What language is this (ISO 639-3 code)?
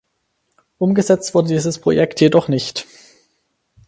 deu